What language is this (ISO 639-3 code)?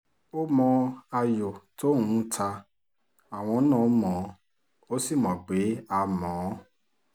yor